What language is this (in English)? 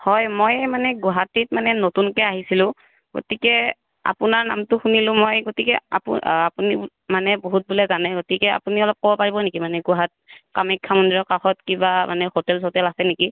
Assamese